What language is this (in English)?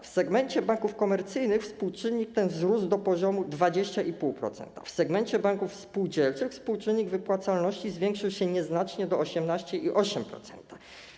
Polish